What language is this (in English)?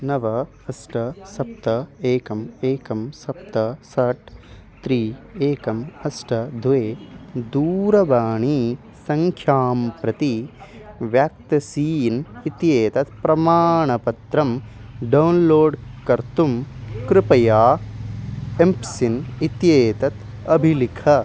Sanskrit